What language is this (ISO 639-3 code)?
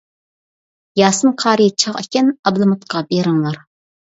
uig